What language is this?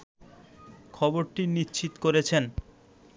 Bangla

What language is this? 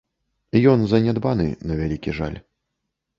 Belarusian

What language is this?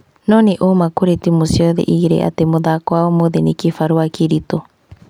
Kikuyu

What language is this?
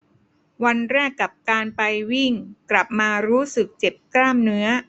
Thai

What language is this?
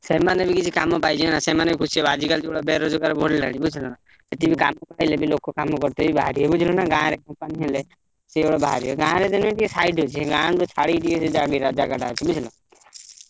Odia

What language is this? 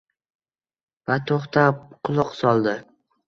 Uzbek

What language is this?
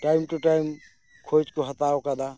Santali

